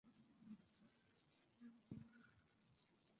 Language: Bangla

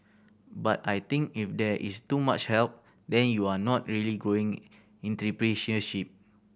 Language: English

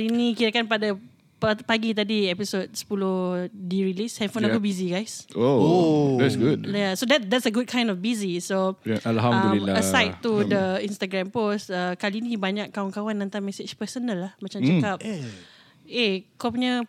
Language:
Malay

